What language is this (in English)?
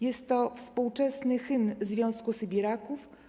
Polish